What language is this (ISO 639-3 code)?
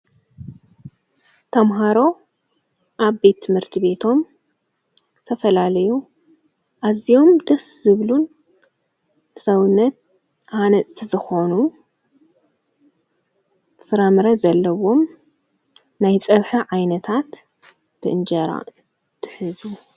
tir